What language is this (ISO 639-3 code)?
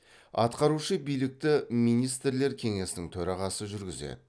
kaz